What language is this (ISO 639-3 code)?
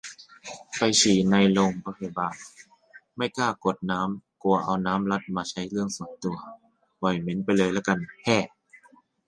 tha